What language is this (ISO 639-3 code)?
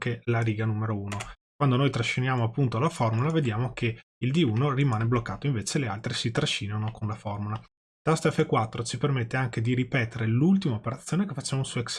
ita